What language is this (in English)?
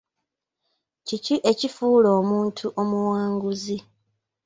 Ganda